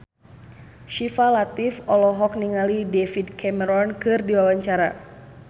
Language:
Sundanese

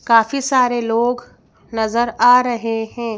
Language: Hindi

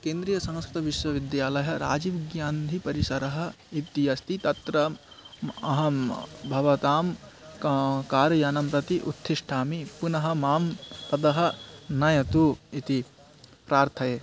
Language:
Sanskrit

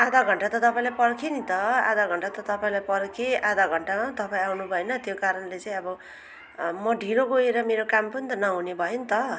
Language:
Nepali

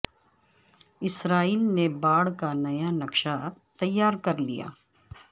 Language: Urdu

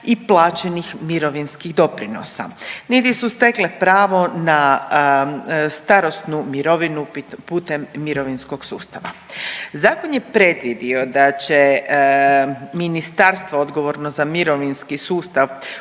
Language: Croatian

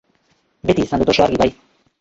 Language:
Basque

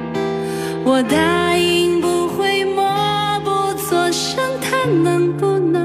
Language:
Chinese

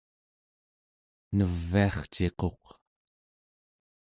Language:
Central Yupik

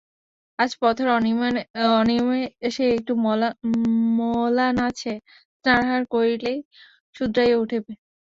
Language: Bangla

